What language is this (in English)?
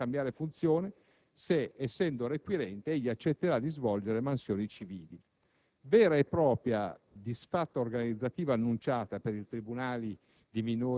Italian